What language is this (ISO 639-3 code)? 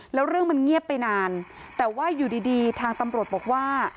tha